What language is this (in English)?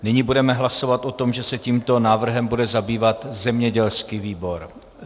Czech